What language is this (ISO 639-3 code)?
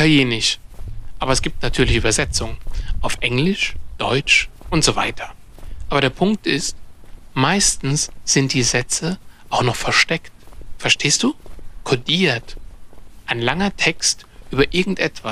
deu